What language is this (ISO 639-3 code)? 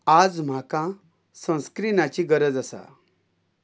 kok